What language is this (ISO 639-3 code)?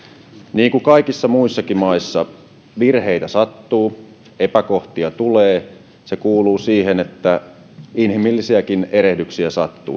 fin